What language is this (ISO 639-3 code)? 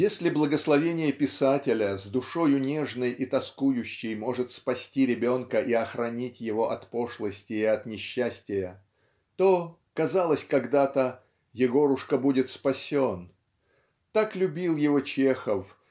rus